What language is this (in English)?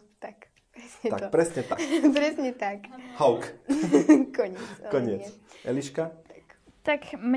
Slovak